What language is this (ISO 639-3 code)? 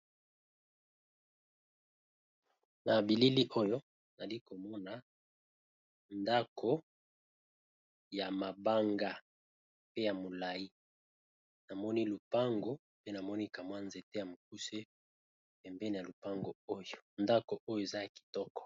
lin